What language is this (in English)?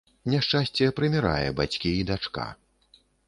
Belarusian